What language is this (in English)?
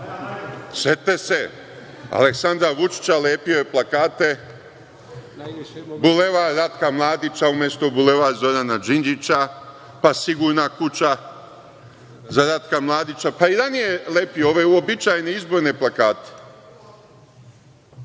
Serbian